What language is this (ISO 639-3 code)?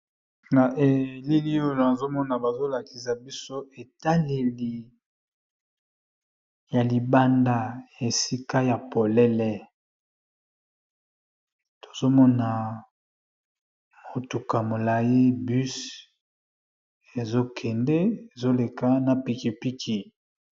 lin